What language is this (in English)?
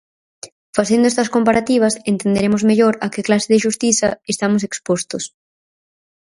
Galician